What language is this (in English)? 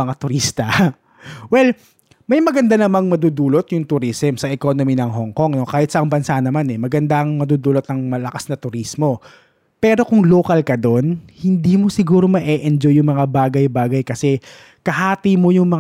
Filipino